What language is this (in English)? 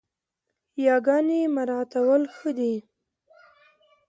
Pashto